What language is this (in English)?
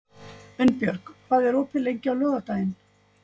Icelandic